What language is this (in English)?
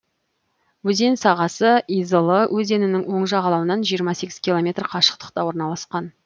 Kazakh